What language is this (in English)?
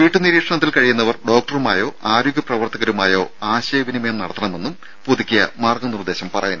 Malayalam